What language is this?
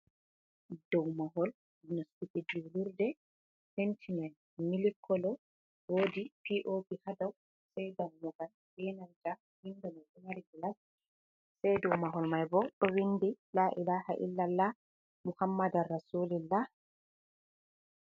Fula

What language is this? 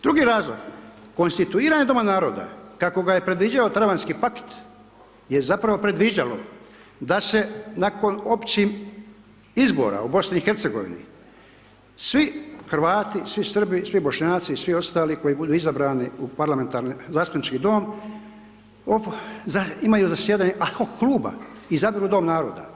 Croatian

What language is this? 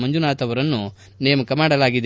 Kannada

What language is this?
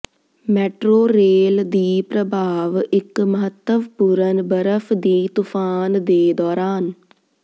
Punjabi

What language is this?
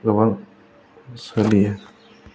Bodo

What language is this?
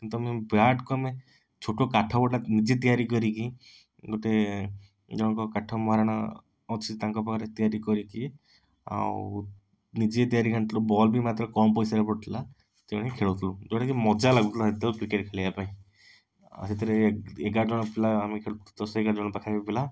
Odia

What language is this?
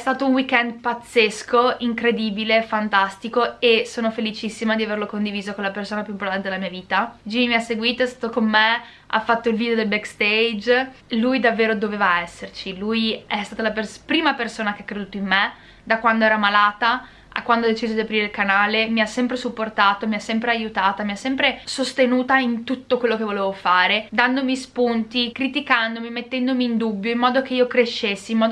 Italian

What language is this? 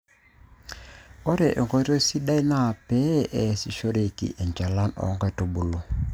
Masai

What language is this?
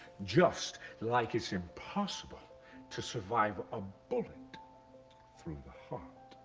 English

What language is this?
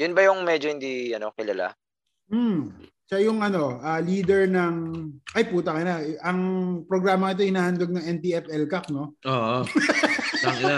Filipino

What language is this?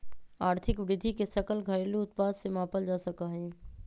Magahi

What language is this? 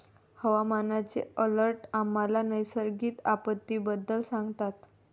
Marathi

